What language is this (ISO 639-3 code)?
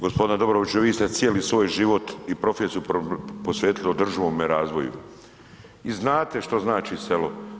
hrv